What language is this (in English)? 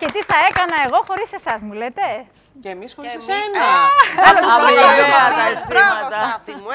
Greek